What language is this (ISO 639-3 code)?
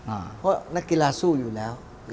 tha